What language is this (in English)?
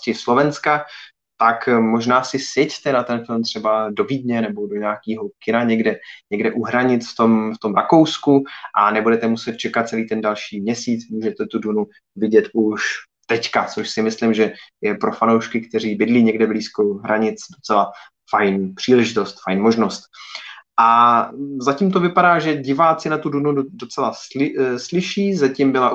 Czech